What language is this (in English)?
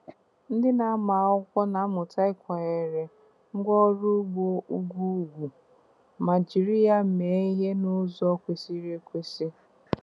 Igbo